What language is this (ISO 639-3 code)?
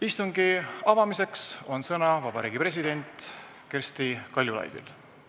est